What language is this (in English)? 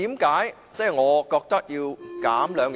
Cantonese